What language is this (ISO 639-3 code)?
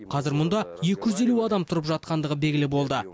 kaz